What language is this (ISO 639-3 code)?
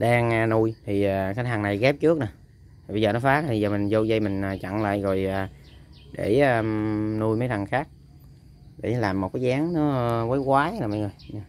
vie